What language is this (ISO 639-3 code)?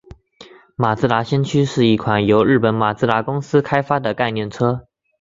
zho